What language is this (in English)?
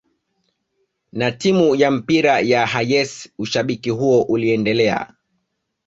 Swahili